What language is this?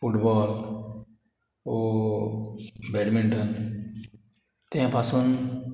Konkani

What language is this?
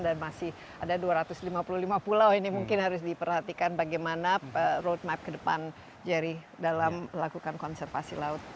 Indonesian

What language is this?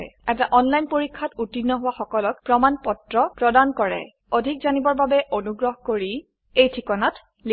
Assamese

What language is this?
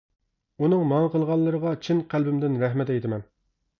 Uyghur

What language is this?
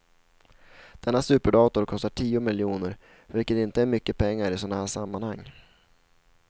Swedish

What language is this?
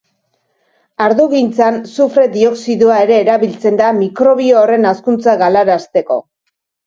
Basque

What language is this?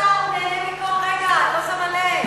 Hebrew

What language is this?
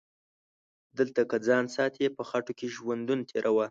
Pashto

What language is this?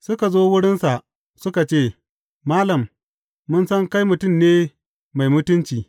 Hausa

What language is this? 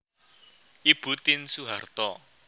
Javanese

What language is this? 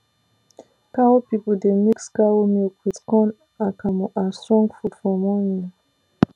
Nigerian Pidgin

